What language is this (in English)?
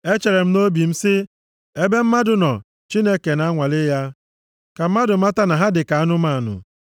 Igbo